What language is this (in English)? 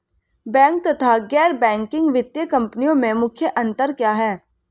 Hindi